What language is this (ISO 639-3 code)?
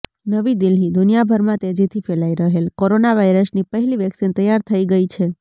guj